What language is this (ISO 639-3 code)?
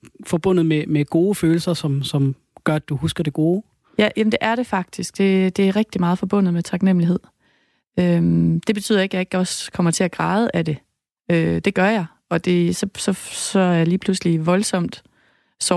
dan